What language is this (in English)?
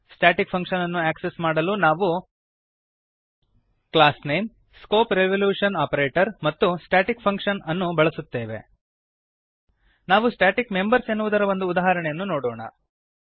Kannada